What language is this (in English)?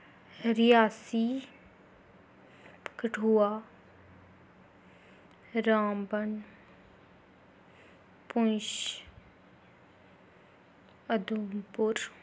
Dogri